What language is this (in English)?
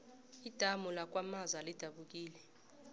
South Ndebele